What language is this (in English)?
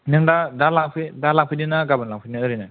Bodo